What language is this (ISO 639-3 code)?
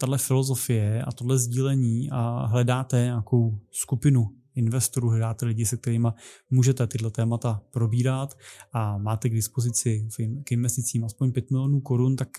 ces